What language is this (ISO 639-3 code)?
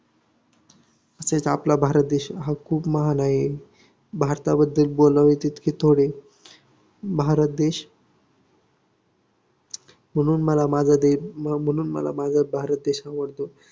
mar